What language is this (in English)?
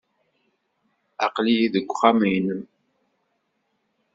Kabyle